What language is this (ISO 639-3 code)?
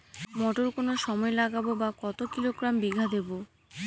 ben